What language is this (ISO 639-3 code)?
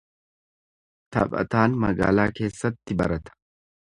orm